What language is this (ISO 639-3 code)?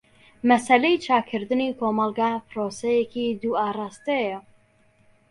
ckb